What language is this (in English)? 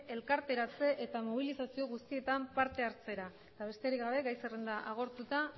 Basque